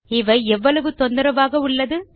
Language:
Tamil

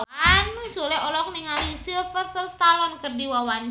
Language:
Sundanese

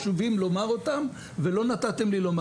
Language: Hebrew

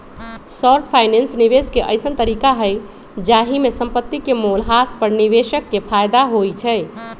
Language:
Magahi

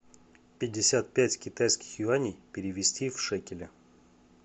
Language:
Russian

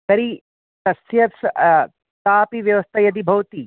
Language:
Sanskrit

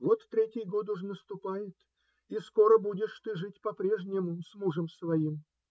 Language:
Russian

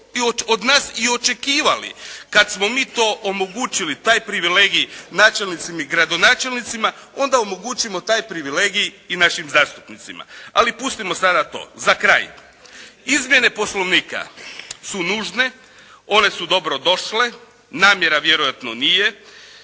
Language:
Croatian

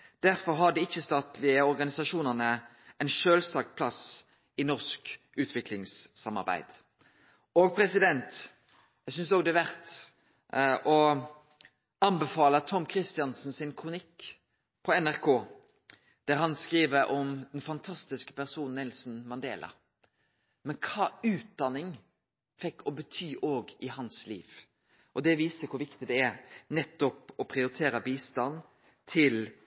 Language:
Norwegian Nynorsk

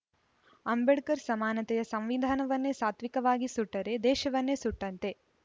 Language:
Kannada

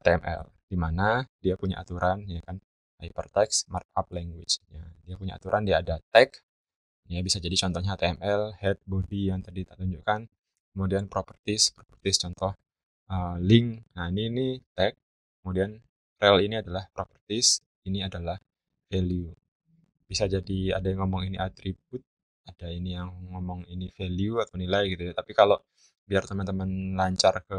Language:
Indonesian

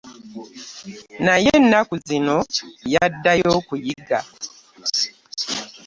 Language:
Ganda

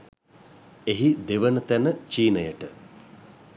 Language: Sinhala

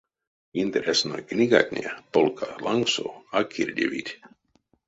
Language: Erzya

